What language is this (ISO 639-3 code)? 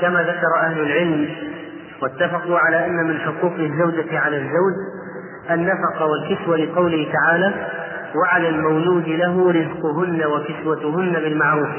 ara